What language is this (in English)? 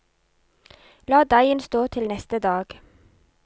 Norwegian